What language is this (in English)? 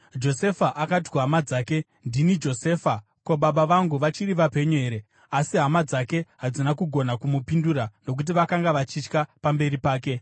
Shona